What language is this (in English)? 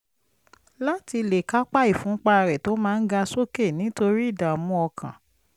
Yoruba